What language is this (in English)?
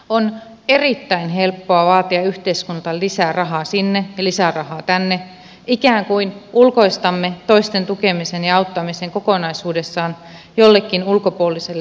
Finnish